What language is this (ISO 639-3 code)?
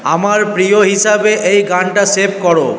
ben